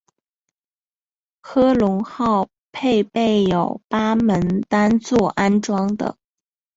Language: Chinese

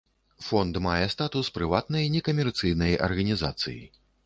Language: Belarusian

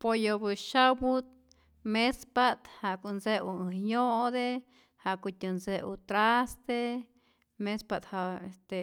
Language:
Rayón Zoque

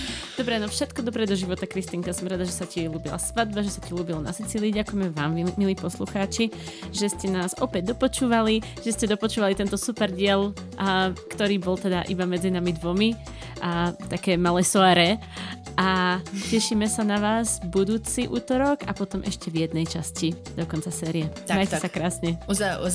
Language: Slovak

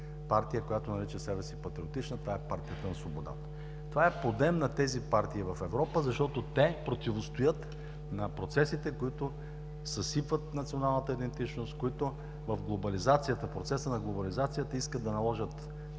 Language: Bulgarian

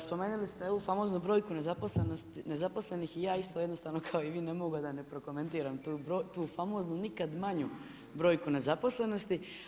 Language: Croatian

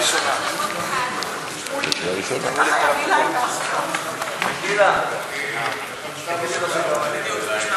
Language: Hebrew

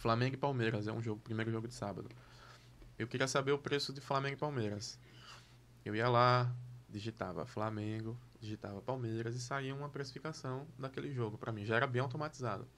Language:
Portuguese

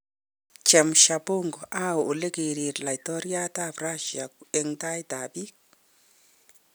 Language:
Kalenjin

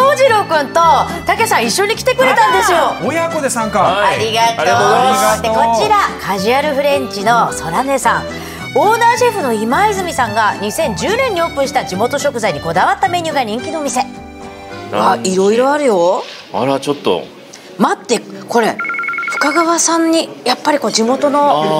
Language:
Japanese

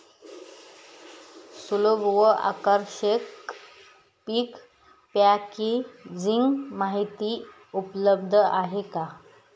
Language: Marathi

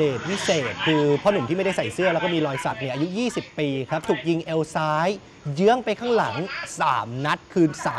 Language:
Thai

